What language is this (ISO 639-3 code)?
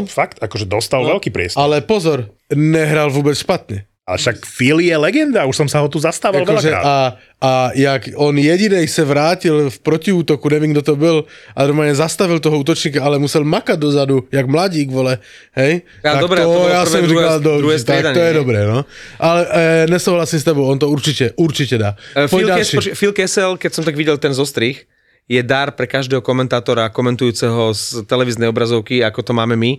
slk